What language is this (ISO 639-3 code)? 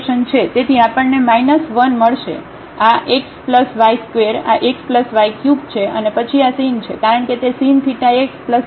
guj